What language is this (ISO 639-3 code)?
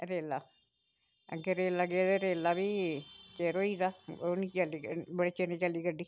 doi